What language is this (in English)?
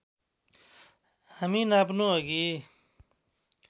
Nepali